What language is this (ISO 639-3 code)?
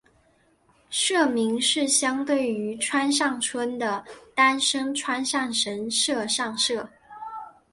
zho